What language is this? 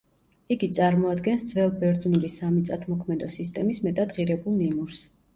Georgian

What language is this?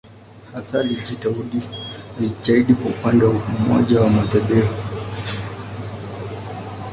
Swahili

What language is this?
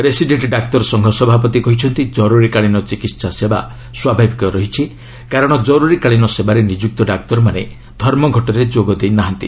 Odia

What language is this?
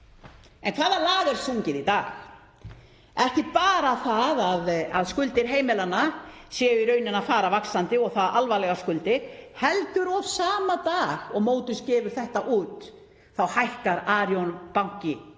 Icelandic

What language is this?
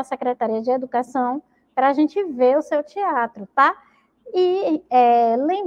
Portuguese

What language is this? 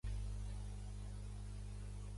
Catalan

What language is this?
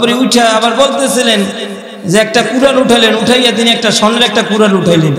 Arabic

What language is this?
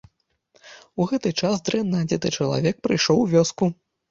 Belarusian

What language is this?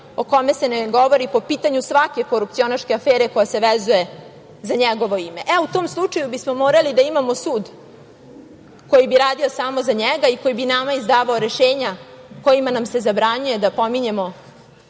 Serbian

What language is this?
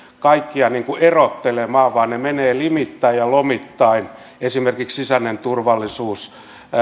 Finnish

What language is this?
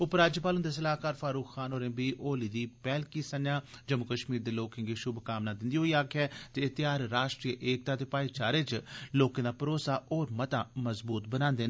Dogri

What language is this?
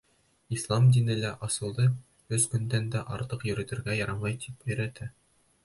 Bashkir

